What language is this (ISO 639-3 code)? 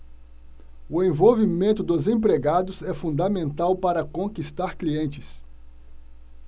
por